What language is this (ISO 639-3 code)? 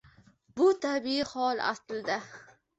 uzb